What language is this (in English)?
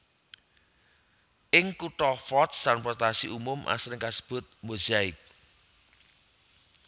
Javanese